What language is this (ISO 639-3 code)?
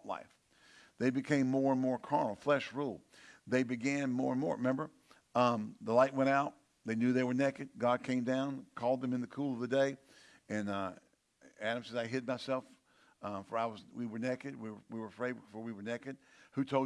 eng